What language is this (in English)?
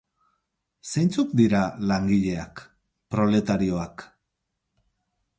Basque